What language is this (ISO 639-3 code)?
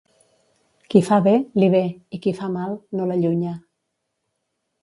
cat